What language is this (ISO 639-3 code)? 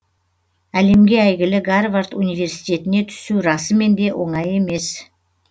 kaz